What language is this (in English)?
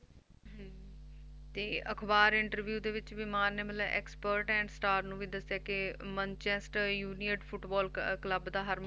Punjabi